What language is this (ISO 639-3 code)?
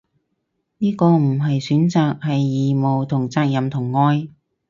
yue